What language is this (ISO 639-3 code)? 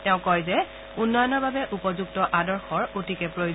asm